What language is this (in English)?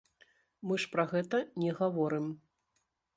Belarusian